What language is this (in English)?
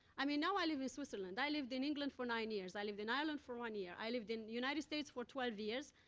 English